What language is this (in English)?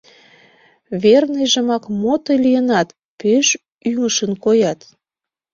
Mari